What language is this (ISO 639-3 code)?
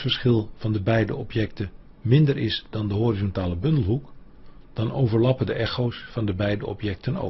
nld